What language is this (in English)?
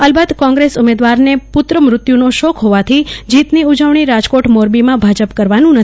Gujarati